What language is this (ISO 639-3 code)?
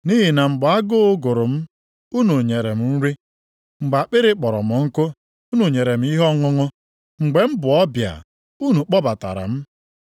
ibo